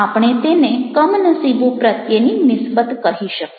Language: Gujarati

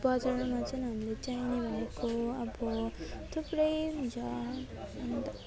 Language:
Nepali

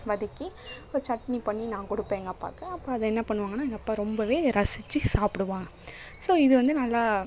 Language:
Tamil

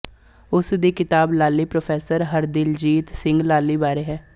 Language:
Punjabi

